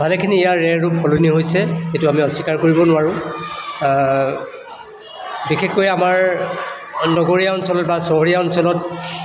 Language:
Assamese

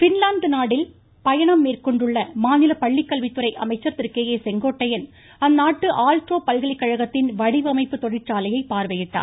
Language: Tamil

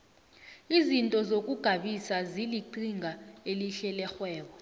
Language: South Ndebele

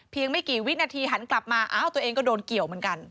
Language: Thai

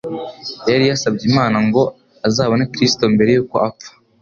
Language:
Kinyarwanda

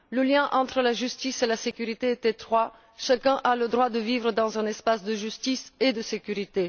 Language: French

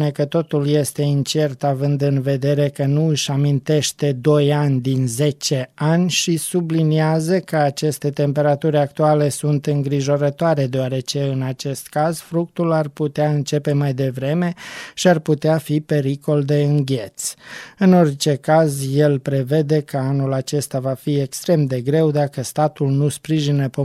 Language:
Romanian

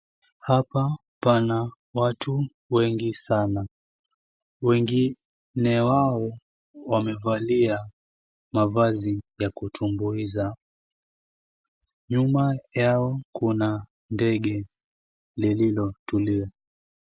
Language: Swahili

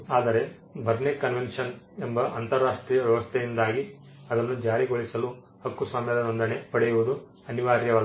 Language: Kannada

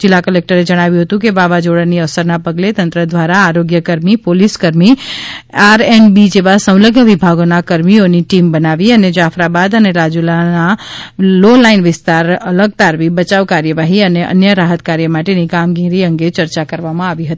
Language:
Gujarati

